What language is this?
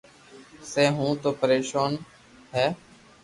Loarki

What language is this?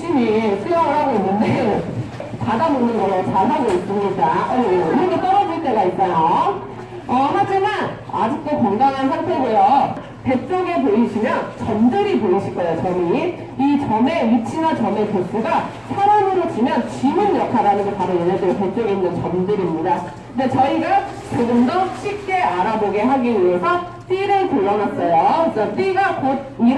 Korean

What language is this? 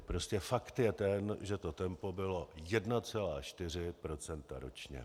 Czech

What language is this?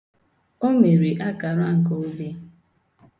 Igbo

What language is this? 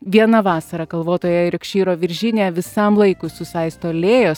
Lithuanian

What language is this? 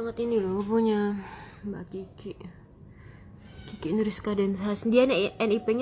Indonesian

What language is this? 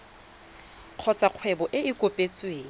Tswana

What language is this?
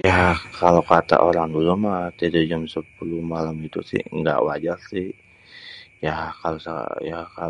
Betawi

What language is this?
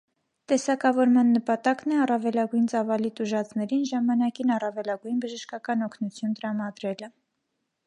Armenian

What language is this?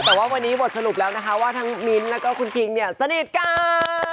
Thai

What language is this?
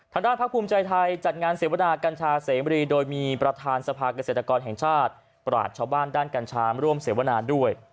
Thai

